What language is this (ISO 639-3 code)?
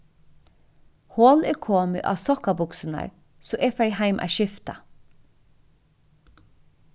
fao